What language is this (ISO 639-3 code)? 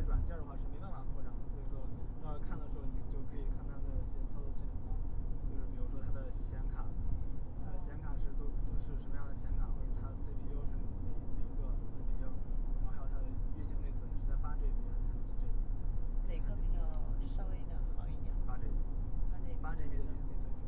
zho